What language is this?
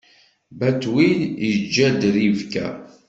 Kabyle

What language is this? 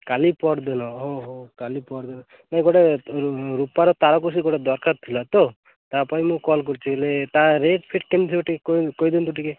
Odia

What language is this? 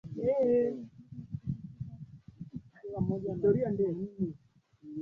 Swahili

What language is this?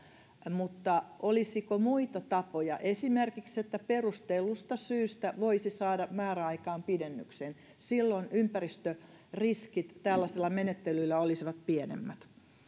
Finnish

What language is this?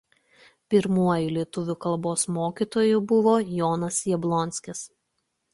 Lithuanian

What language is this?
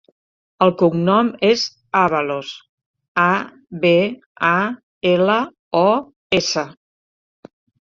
Catalan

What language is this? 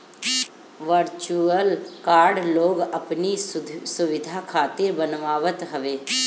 Bhojpuri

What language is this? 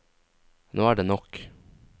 Norwegian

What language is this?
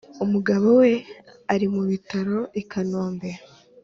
Kinyarwanda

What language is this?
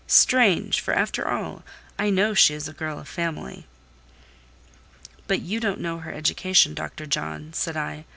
English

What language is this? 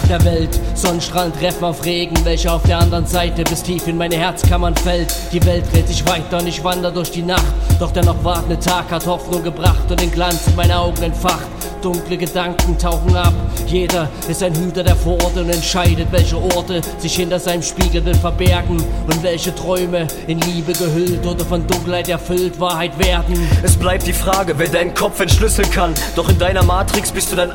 German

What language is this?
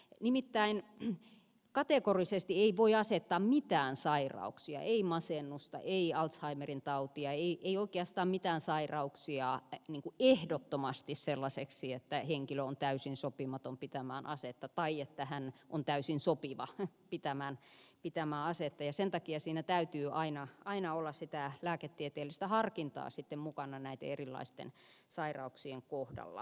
Finnish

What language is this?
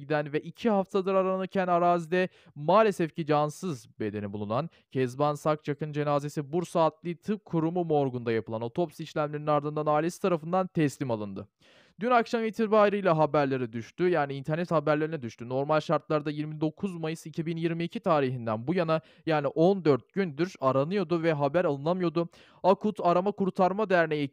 Turkish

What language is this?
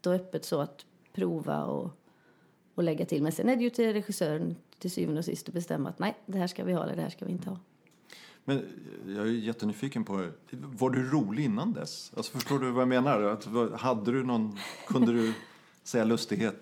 Swedish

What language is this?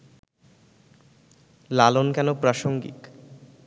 Bangla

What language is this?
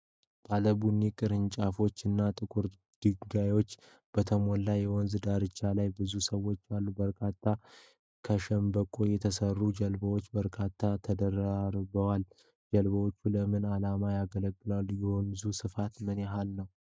Amharic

